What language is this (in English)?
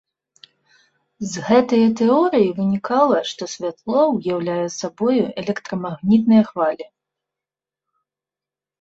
Belarusian